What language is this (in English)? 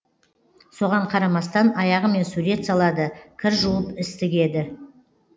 Kazakh